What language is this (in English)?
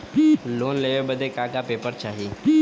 Bhojpuri